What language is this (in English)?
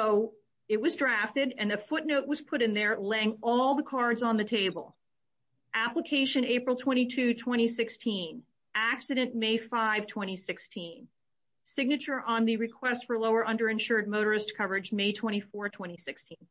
English